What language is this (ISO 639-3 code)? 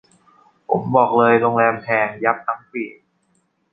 tha